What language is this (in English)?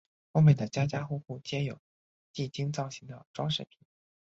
Chinese